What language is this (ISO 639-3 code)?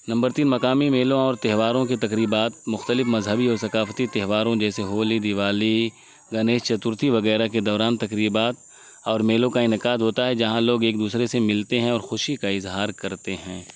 urd